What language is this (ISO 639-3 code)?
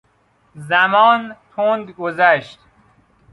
fas